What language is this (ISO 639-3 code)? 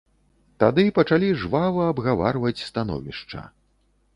bel